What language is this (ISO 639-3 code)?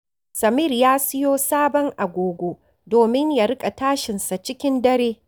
hau